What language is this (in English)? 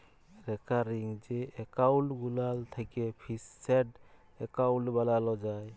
Bangla